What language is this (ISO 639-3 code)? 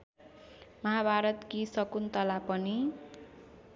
nep